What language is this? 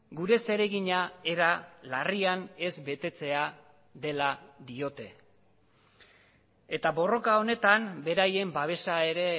Basque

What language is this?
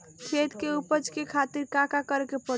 Bhojpuri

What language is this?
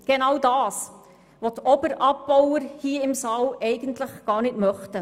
Swiss German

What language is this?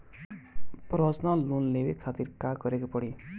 Bhojpuri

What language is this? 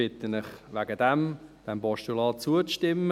Swiss German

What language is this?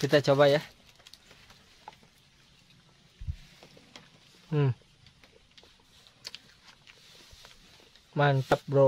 Indonesian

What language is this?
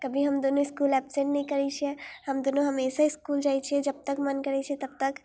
Maithili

